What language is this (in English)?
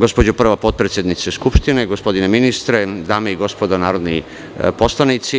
Serbian